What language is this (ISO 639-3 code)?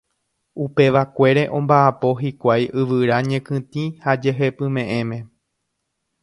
grn